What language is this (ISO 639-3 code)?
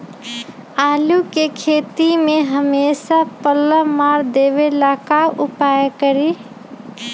mag